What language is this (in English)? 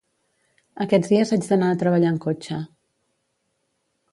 Catalan